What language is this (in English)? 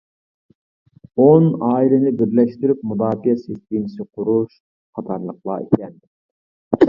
Uyghur